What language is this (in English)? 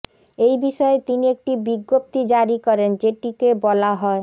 Bangla